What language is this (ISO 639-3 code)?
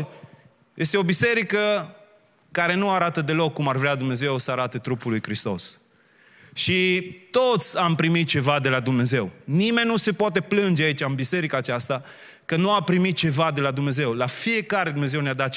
ron